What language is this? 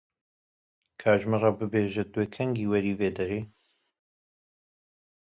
Kurdish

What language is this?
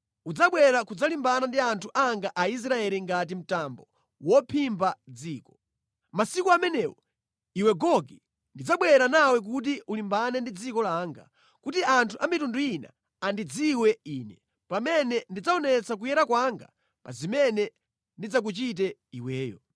Nyanja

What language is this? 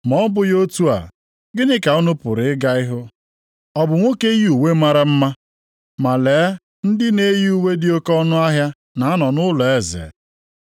Igbo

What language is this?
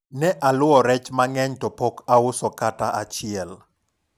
Luo (Kenya and Tanzania)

